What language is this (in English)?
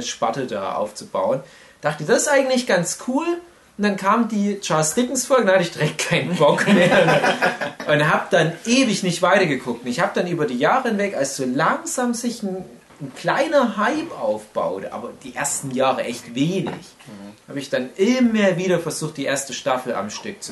German